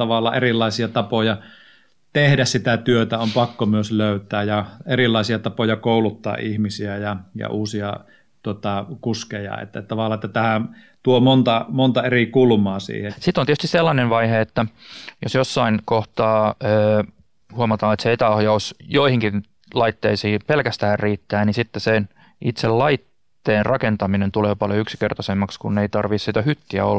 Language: Finnish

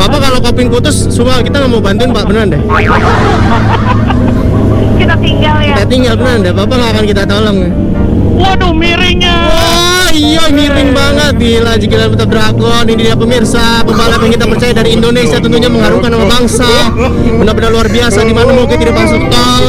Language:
Indonesian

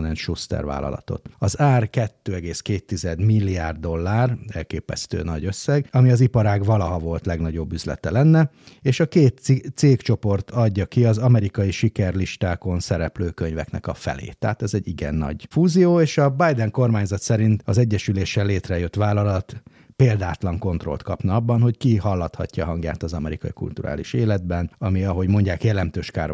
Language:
Hungarian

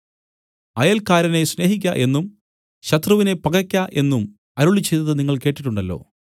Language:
Malayalam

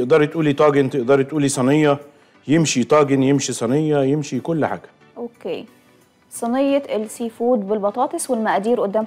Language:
Arabic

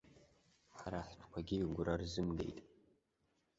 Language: Abkhazian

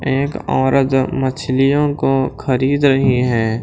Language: Hindi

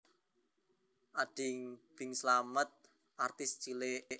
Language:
Javanese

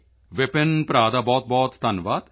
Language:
Punjabi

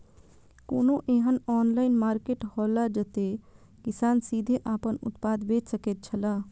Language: Maithili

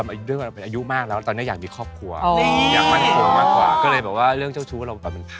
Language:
Thai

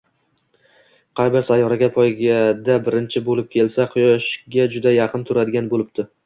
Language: Uzbek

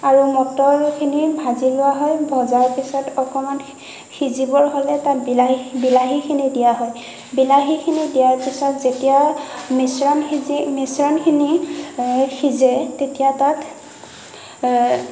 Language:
Assamese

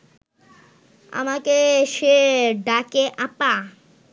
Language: Bangla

